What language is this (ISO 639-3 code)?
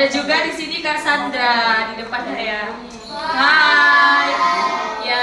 ind